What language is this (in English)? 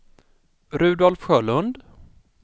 Swedish